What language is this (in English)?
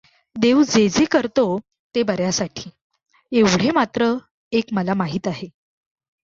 Marathi